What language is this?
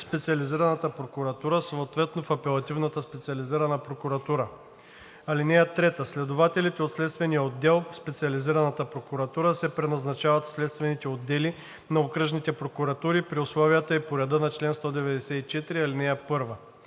Bulgarian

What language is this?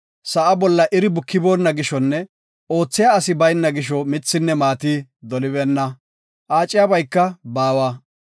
Gofa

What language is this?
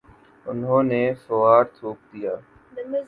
Urdu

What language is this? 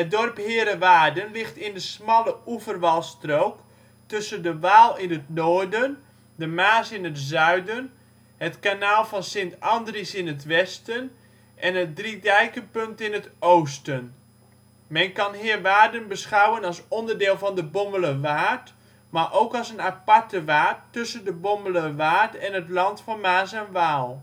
Dutch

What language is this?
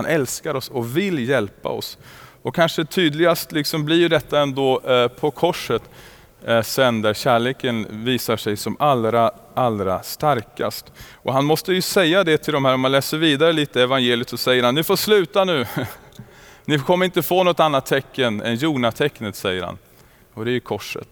Swedish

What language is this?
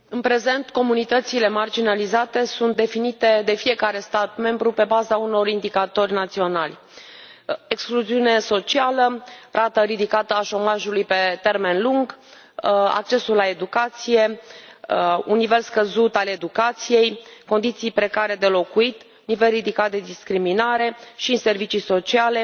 Romanian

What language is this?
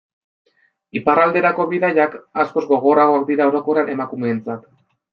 Basque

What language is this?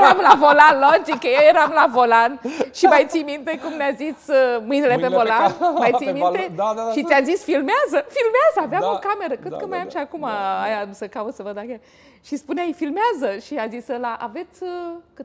Romanian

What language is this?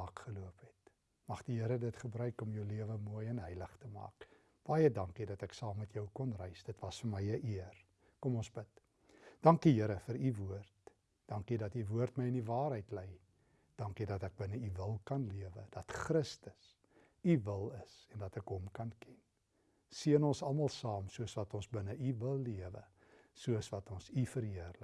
Dutch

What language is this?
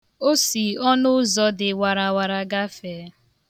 Igbo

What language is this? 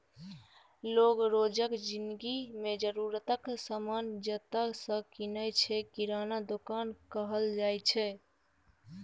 Maithili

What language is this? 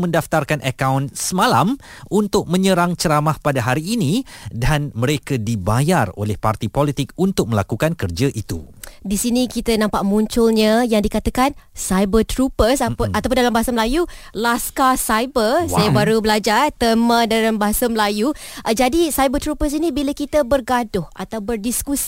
Malay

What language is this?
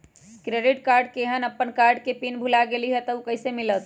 Magahi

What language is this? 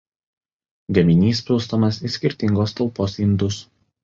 Lithuanian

